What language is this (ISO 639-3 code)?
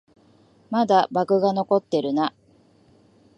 jpn